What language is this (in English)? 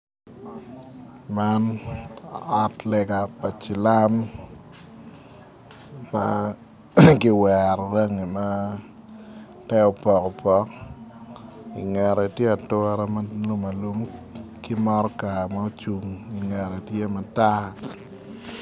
Acoli